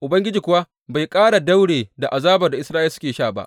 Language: Hausa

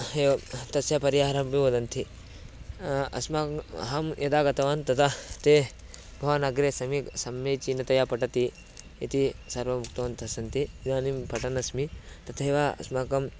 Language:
Sanskrit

